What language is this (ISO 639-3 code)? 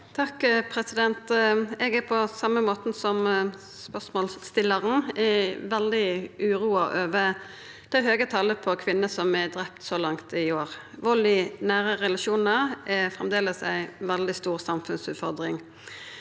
nor